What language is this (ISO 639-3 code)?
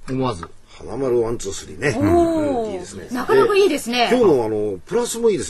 jpn